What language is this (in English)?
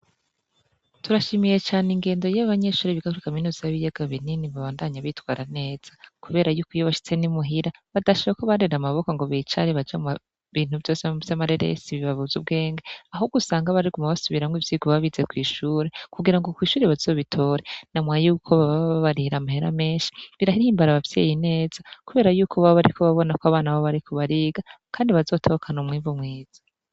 Rundi